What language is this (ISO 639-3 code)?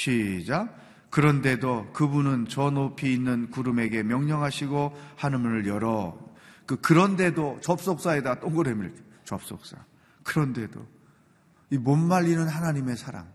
kor